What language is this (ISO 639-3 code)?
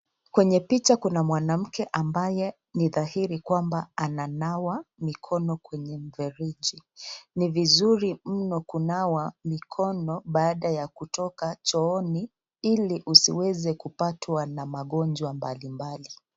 swa